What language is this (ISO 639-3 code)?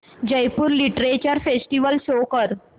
mar